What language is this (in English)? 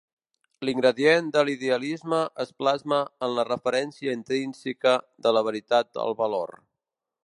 Catalan